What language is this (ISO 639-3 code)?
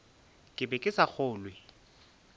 nso